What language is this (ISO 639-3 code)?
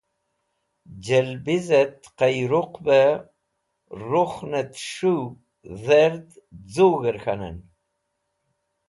wbl